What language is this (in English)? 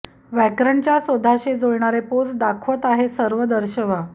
Marathi